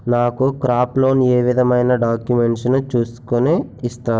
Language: Telugu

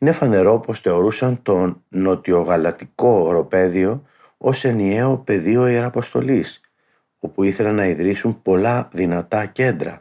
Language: Greek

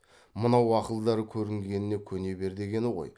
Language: Kazakh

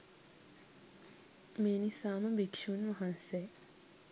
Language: Sinhala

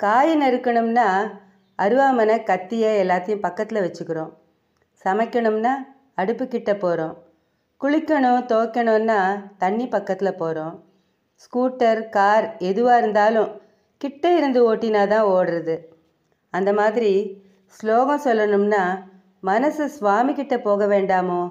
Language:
Tamil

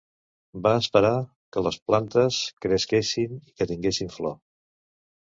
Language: Catalan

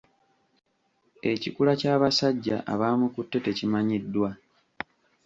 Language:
Ganda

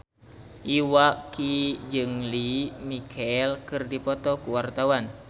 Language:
Sundanese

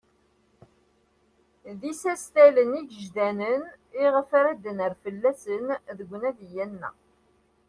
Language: Kabyle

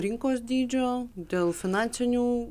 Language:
Lithuanian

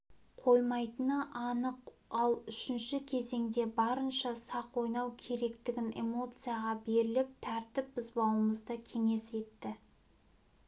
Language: Kazakh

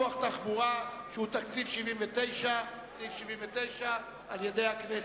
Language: Hebrew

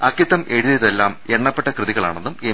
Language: Malayalam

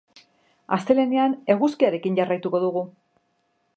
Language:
Basque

